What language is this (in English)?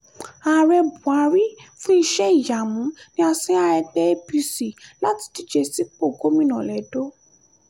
Yoruba